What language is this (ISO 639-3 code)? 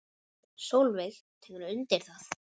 isl